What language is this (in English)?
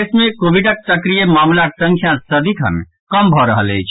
Maithili